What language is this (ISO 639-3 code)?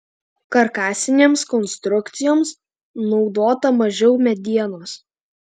lit